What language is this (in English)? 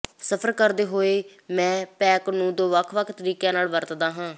Punjabi